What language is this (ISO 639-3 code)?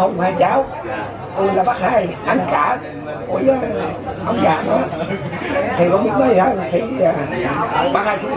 vie